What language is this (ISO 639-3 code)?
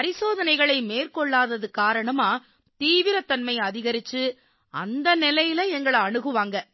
tam